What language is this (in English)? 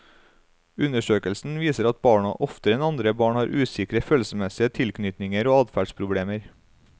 Norwegian